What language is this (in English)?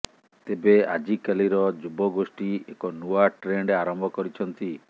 Odia